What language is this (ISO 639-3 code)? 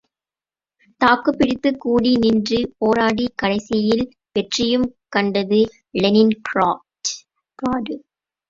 tam